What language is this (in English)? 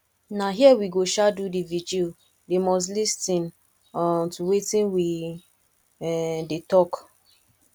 Nigerian Pidgin